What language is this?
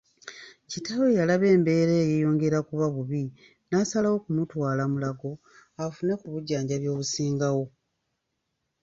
Ganda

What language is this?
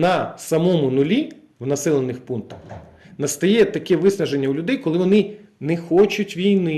Ukrainian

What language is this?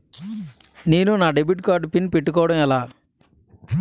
Telugu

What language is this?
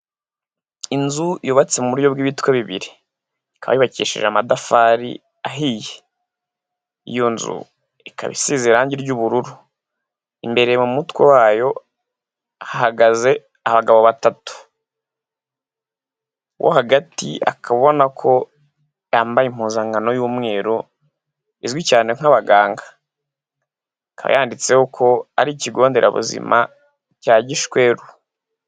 Kinyarwanda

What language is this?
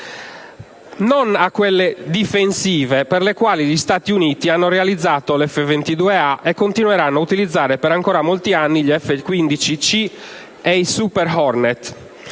Italian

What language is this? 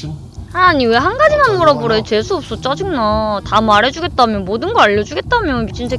Korean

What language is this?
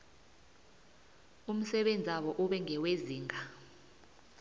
South Ndebele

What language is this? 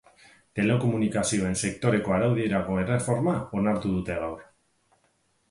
Basque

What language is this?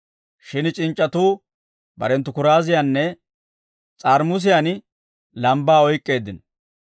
Dawro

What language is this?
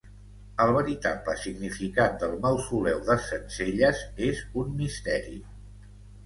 Catalan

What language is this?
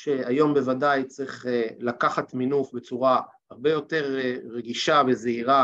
Hebrew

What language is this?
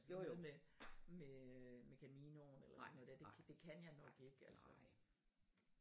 Danish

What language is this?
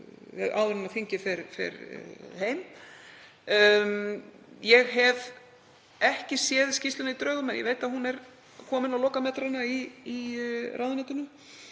Icelandic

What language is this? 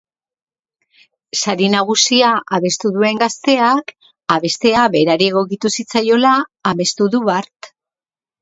Basque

